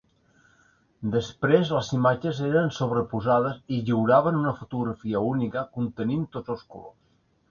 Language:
Catalan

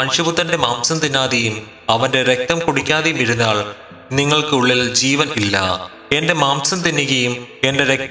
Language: Malayalam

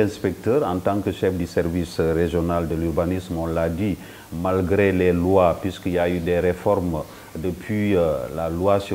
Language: French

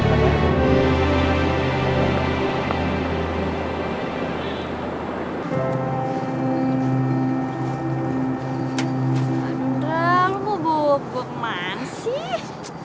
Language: Indonesian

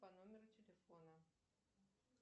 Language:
Russian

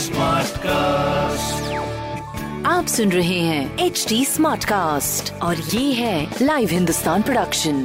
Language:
Hindi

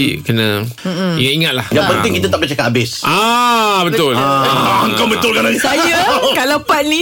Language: Malay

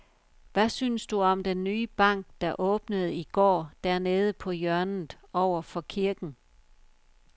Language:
Danish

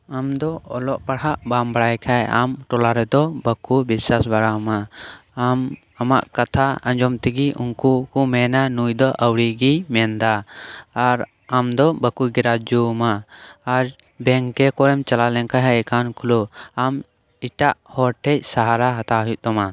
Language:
Santali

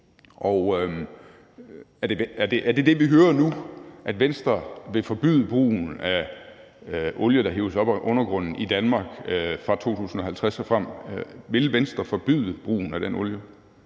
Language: Danish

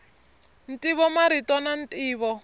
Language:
Tsonga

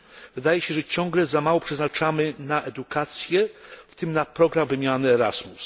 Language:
Polish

